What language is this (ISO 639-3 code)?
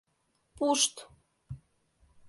chm